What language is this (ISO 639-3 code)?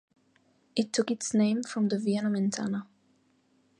eng